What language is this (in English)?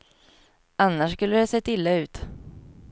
Swedish